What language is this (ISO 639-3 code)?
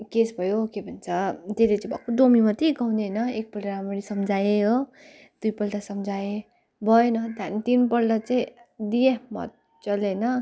nep